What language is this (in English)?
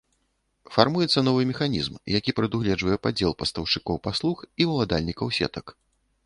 Belarusian